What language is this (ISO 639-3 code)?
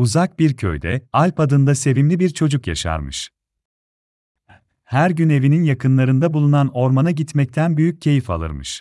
tur